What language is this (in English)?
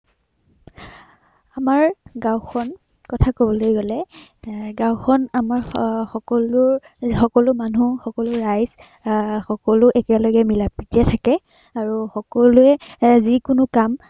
Assamese